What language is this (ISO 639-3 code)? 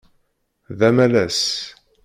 kab